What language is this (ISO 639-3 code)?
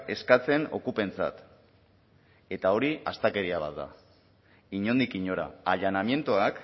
eus